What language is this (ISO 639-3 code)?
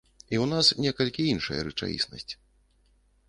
bel